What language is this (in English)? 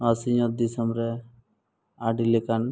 Santali